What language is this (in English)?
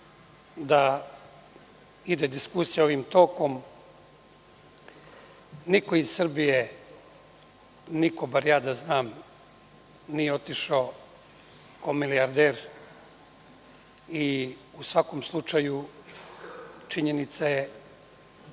Serbian